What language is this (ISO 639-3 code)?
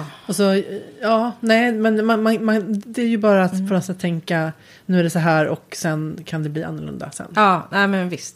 swe